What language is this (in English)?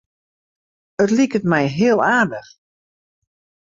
Western Frisian